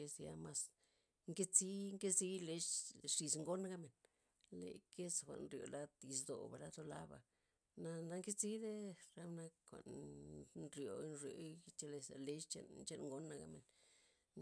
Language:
Loxicha Zapotec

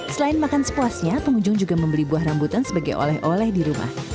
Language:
Indonesian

